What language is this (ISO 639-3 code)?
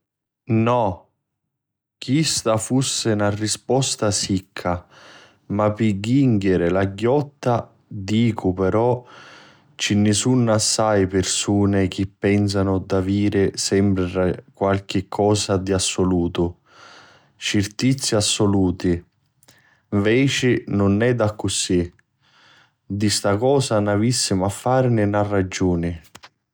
scn